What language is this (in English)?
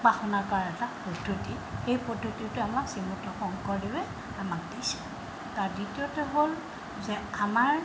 Assamese